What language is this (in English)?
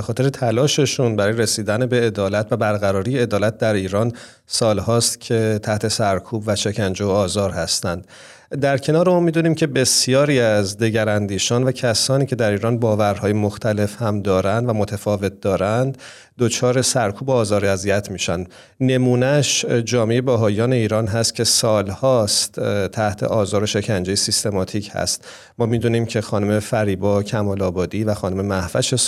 Persian